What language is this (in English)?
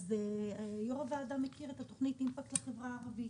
Hebrew